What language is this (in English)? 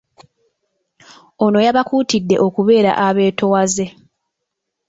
Ganda